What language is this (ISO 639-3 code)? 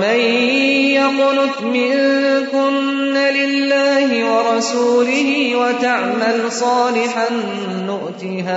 urd